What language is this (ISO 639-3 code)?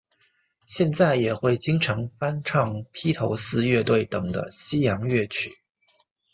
zho